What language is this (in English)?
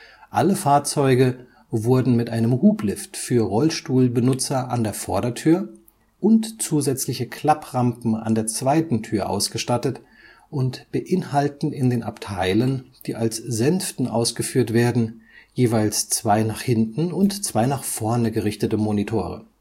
German